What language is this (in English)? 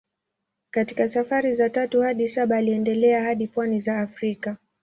Swahili